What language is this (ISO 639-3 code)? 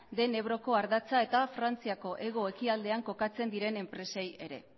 eus